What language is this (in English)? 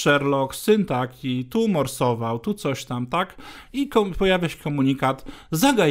Polish